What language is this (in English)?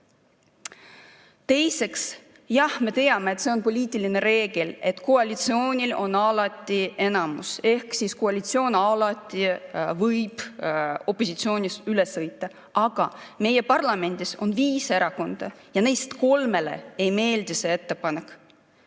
Estonian